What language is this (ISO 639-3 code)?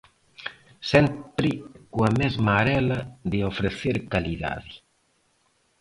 glg